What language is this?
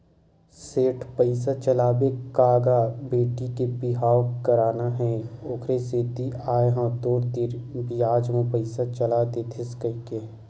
Chhattisgarhi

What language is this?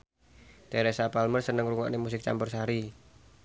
Javanese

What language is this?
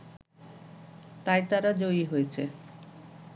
Bangla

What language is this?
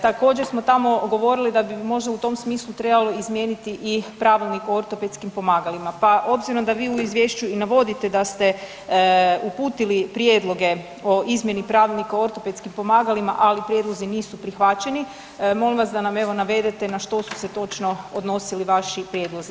Croatian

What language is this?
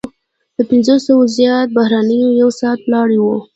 Pashto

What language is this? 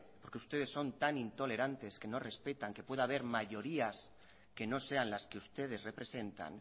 Spanish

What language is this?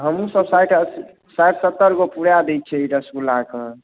Maithili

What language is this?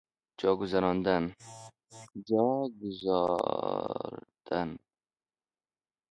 Persian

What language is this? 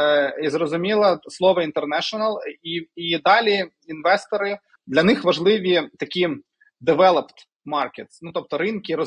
Ukrainian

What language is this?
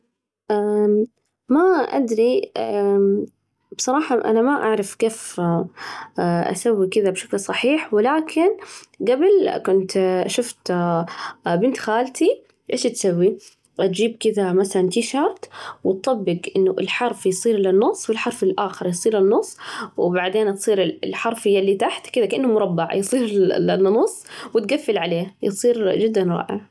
Najdi Arabic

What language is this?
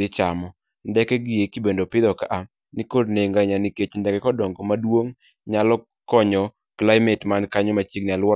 Luo (Kenya and Tanzania)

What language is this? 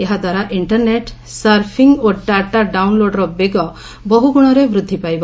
Odia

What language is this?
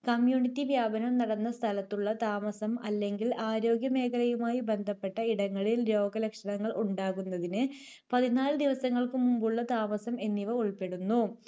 Malayalam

